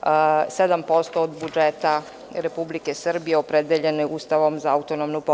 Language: Serbian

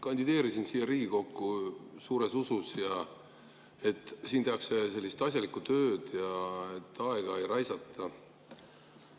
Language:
Estonian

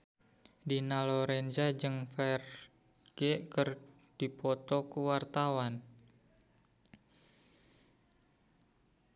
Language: Sundanese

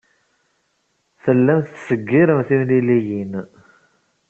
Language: Kabyle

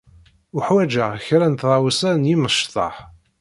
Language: Kabyle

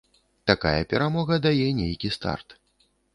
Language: Belarusian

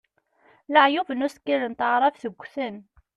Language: Kabyle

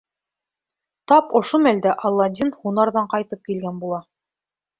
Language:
Bashkir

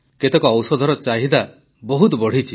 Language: Odia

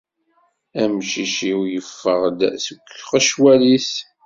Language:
Kabyle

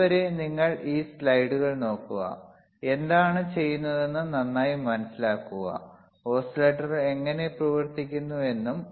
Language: Malayalam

